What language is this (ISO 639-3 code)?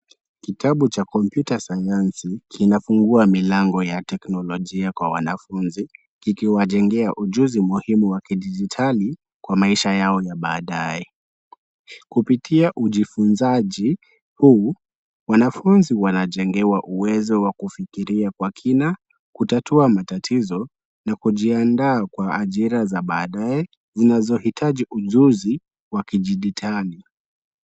swa